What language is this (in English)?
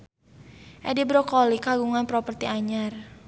Sundanese